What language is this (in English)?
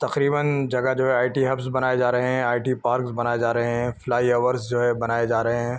Urdu